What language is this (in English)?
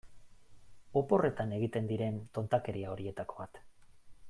Basque